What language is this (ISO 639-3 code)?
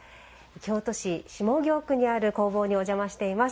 jpn